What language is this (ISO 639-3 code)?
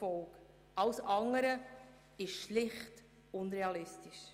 gsw